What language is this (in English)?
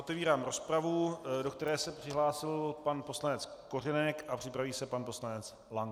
Czech